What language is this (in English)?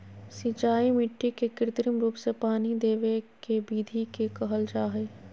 Magahi